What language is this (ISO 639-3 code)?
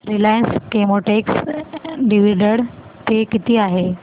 mar